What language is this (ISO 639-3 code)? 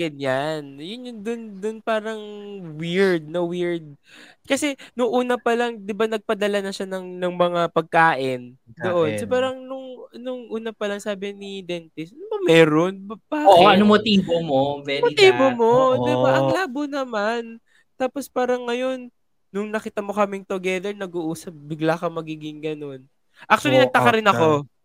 fil